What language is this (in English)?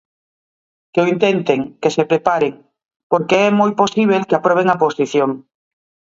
Galician